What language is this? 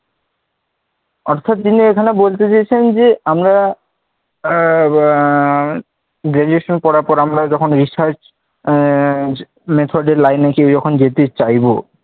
Bangla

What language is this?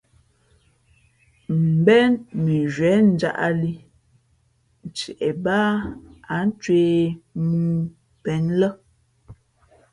Fe'fe'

